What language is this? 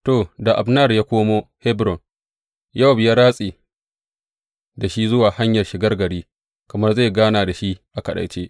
Hausa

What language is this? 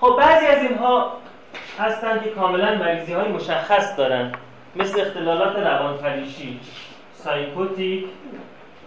Persian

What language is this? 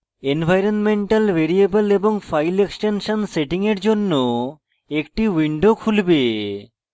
Bangla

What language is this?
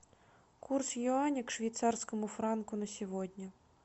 Russian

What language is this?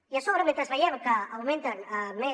Catalan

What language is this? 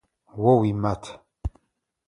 Adyghe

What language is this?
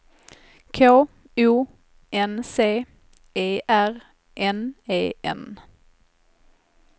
Swedish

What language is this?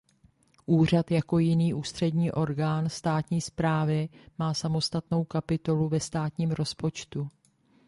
Czech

